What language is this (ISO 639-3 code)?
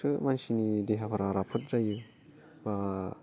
brx